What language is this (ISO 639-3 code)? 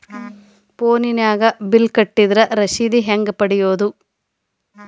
kan